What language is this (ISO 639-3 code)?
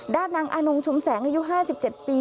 tha